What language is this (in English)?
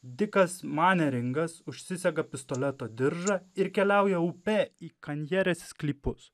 Lithuanian